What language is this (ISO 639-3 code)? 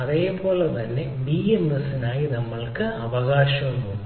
mal